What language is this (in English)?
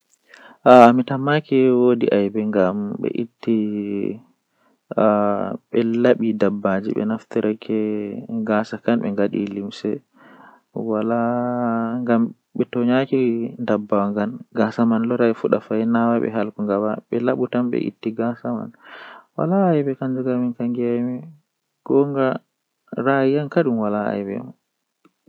Western Niger Fulfulde